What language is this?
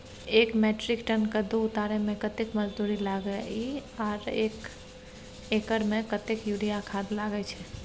Maithili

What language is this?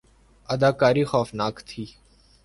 Urdu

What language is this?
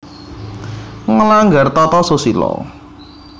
Javanese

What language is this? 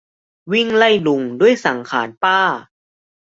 Thai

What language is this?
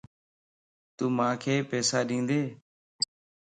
Lasi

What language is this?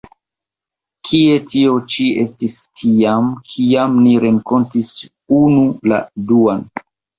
Esperanto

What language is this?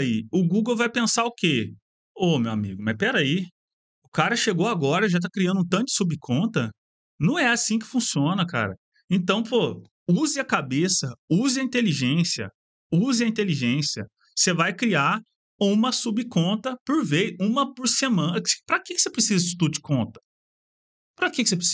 Portuguese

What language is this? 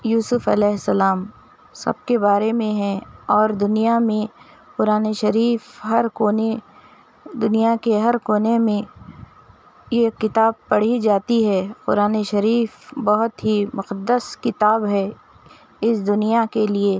Urdu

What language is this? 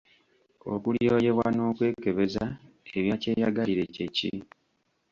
Ganda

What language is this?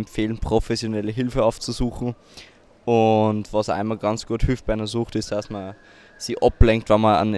German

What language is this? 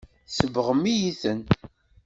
Kabyle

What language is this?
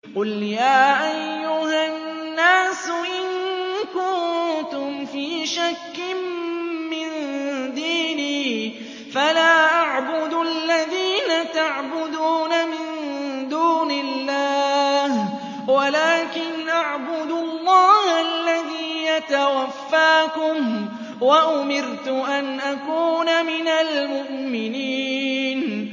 Arabic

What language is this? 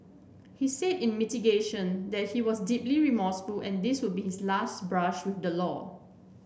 English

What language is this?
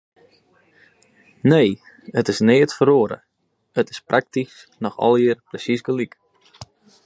Western Frisian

